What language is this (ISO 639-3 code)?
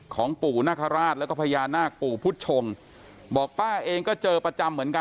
tha